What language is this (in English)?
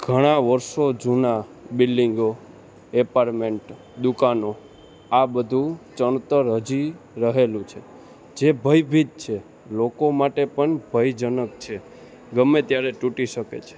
Gujarati